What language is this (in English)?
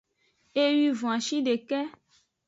Aja (Benin)